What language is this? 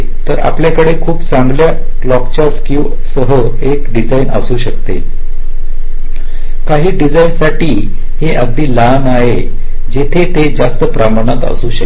Marathi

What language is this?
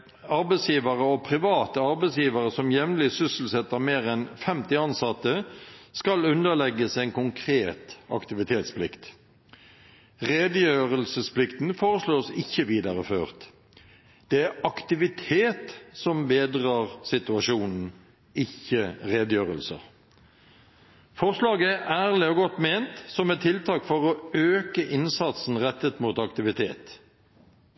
Norwegian Bokmål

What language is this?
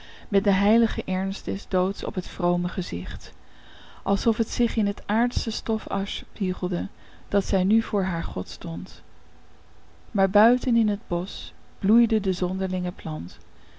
Dutch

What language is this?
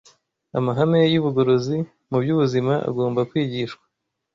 Kinyarwanda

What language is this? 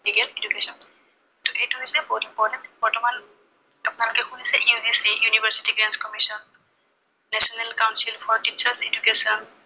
Assamese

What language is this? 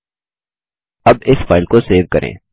Hindi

